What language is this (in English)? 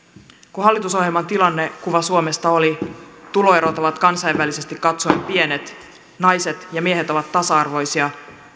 Finnish